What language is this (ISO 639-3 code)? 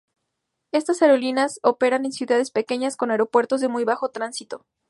spa